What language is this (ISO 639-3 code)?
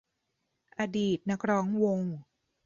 tha